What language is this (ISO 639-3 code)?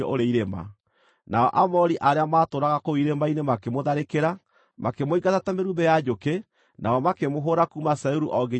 kik